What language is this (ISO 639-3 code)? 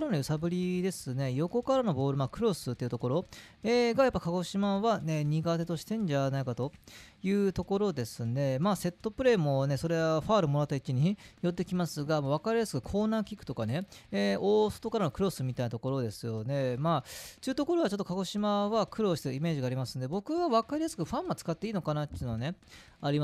jpn